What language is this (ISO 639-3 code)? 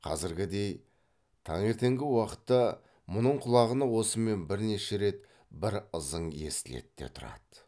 kaz